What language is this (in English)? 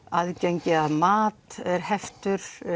Icelandic